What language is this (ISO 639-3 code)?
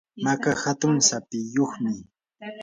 qur